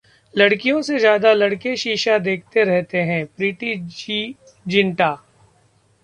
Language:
Hindi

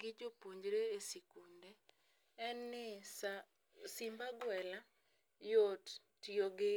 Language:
Luo (Kenya and Tanzania)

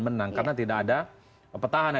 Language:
Indonesian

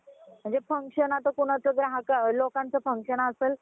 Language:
Marathi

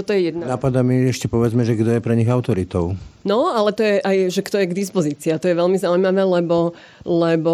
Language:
Slovak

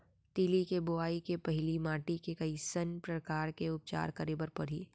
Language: Chhattisgarhi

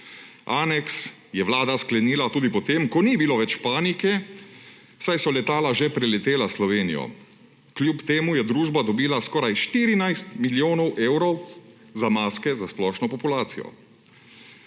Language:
Slovenian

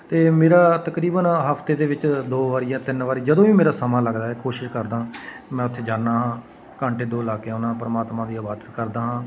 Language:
Punjabi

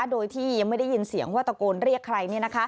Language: Thai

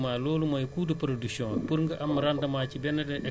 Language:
Wolof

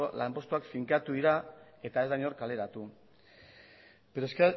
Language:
Basque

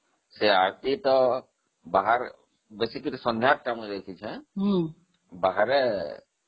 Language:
Odia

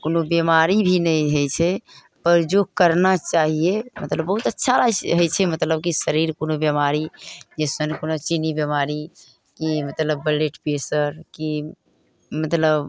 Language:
Maithili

